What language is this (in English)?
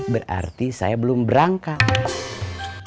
Indonesian